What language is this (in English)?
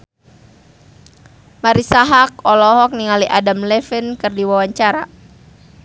Sundanese